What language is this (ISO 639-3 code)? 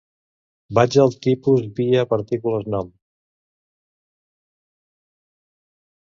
cat